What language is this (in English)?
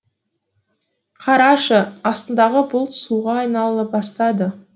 Kazakh